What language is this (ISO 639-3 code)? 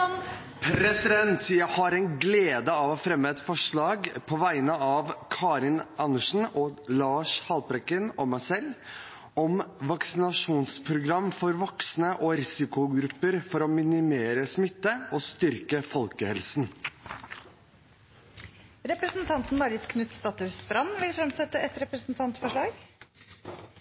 nor